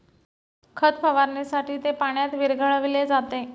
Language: Marathi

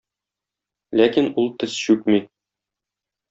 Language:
Tatar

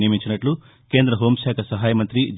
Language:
Telugu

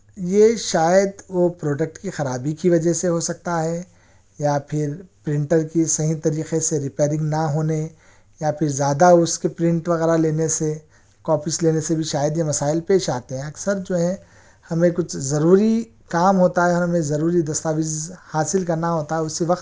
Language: Urdu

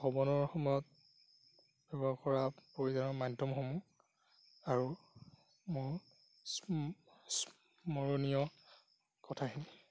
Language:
Assamese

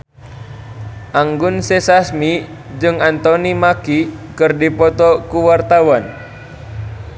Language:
Sundanese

